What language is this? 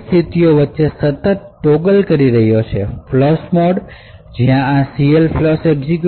Gujarati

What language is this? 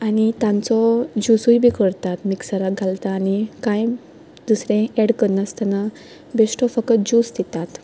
Konkani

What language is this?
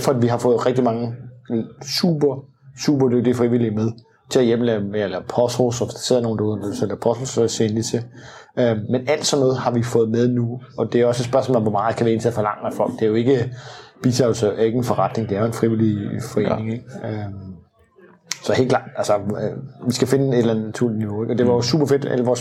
Danish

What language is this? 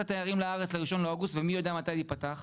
Hebrew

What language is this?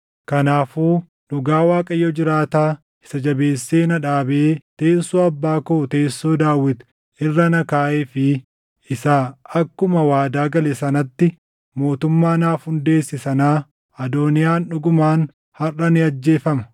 Oromo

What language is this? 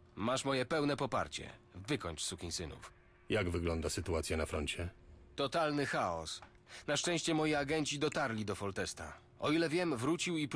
Polish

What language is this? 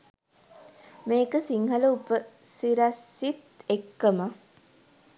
Sinhala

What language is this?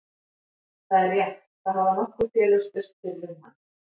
Icelandic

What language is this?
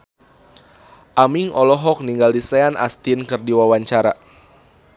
Sundanese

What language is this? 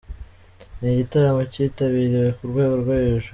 Kinyarwanda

